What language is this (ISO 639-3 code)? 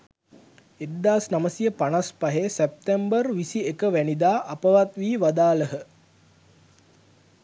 sin